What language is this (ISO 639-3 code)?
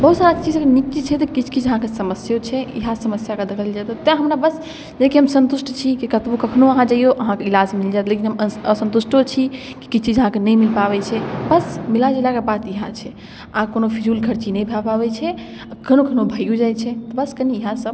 mai